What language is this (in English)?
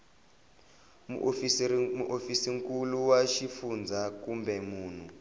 Tsonga